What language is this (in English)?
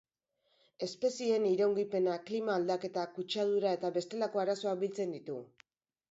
Basque